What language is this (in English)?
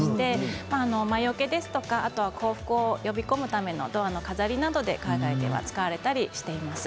Japanese